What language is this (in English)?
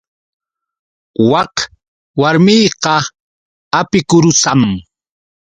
Yauyos Quechua